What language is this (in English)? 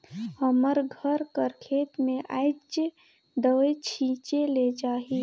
Chhattisgarhi